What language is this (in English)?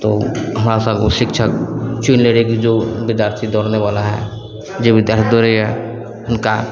Maithili